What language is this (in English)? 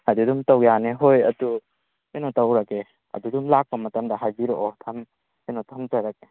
Manipuri